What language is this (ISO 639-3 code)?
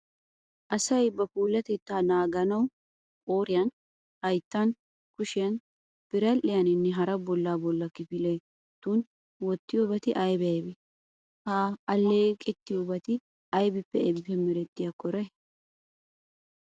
wal